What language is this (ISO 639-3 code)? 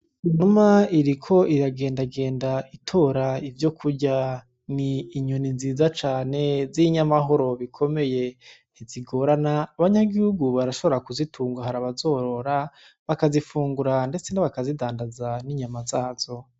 run